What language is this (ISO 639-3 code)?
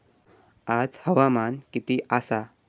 mar